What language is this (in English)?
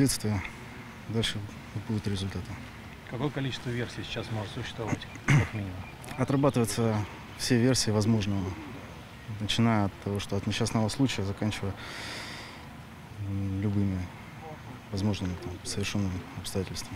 Russian